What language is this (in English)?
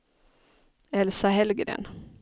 Swedish